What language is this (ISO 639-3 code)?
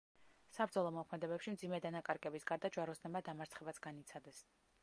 kat